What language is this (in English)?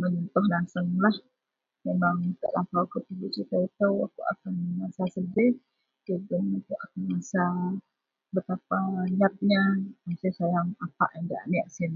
Central Melanau